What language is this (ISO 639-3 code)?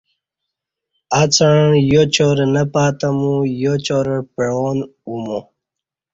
bsh